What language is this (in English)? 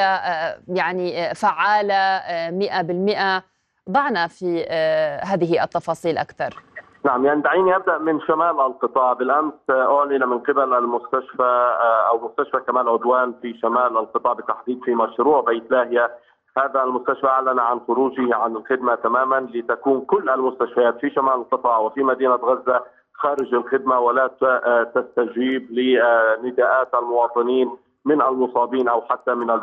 Arabic